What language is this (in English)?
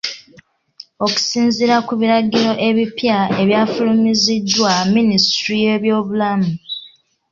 Ganda